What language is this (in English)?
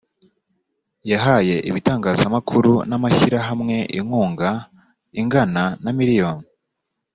Kinyarwanda